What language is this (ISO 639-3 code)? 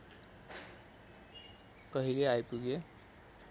nep